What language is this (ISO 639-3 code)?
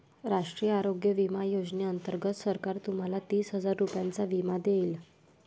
mar